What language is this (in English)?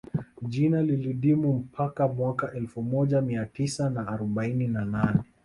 Swahili